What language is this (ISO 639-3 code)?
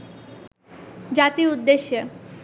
ben